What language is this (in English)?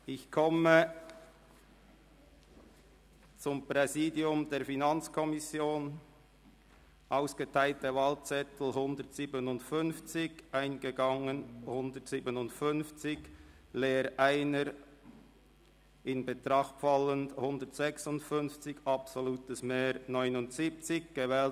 Swiss German